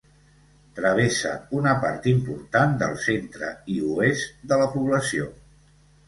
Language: Catalan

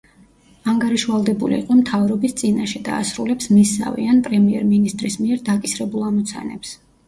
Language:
Georgian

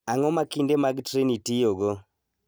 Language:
Luo (Kenya and Tanzania)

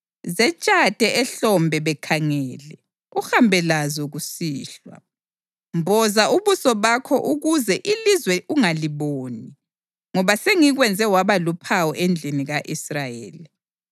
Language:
North Ndebele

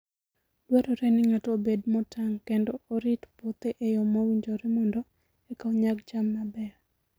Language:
Luo (Kenya and Tanzania)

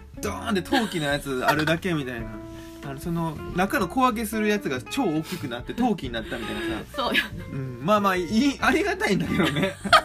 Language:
Japanese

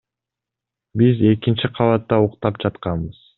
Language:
Kyrgyz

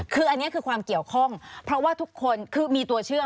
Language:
Thai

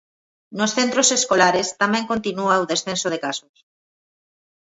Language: Galician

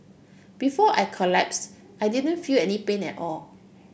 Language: English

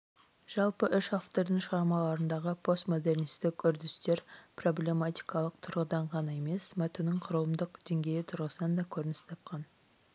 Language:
Kazakh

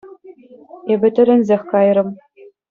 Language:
Chuvash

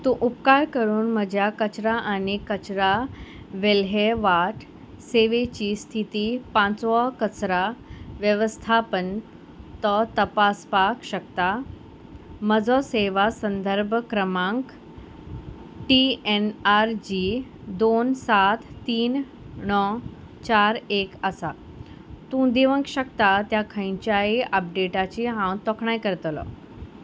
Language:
Konkani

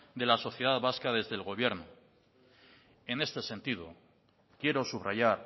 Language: Spanish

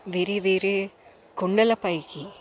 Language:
Telugu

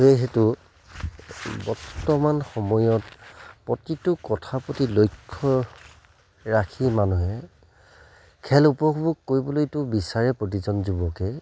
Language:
Assamese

